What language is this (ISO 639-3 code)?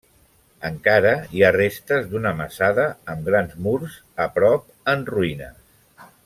cat